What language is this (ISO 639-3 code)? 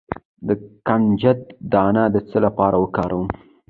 pus